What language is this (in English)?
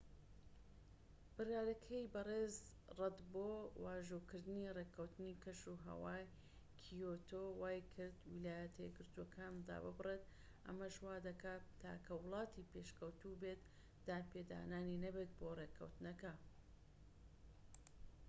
Central Kurdish